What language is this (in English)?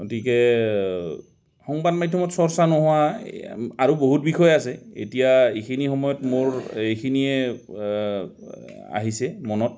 Assamese